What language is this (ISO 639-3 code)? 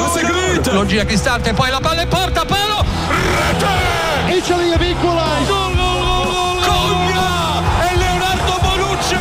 nld